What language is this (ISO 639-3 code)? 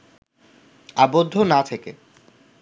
ben